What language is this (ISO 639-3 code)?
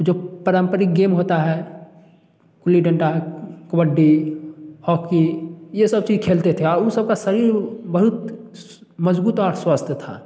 hin